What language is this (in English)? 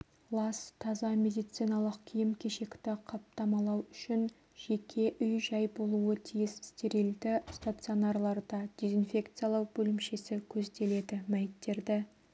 Kazakh